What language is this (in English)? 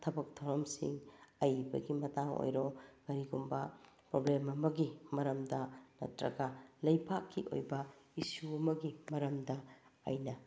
Manipuri